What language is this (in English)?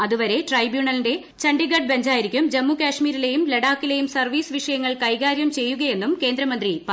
Malayalam